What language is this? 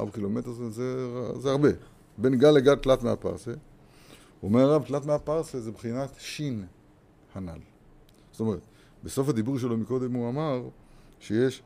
Hebrew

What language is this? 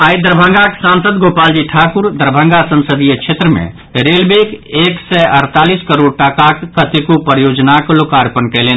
Maithili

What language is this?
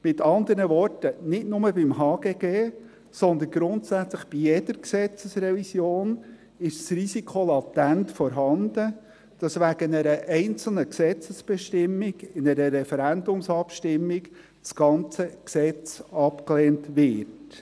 Swiss German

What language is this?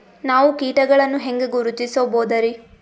Kannada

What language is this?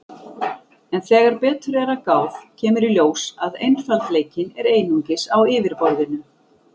Icelandic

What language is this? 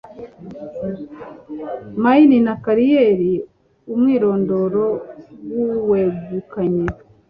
Kinyarwanda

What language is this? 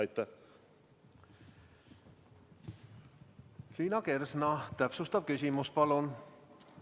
Estonian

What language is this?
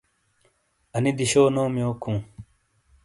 Shina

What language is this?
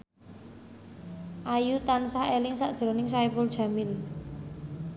Javanese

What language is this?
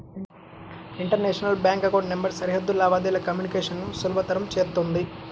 Telugu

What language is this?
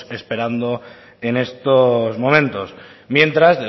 Spanish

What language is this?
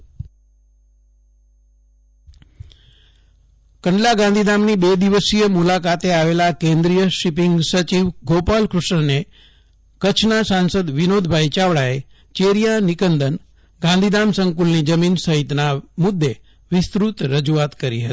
Gujarati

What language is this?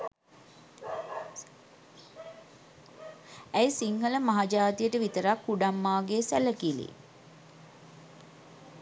Sinhala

